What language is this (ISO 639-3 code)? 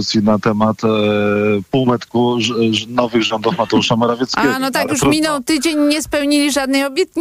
pol